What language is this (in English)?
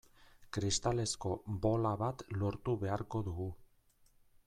Basque